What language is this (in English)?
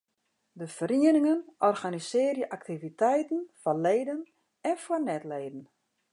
Western Frisian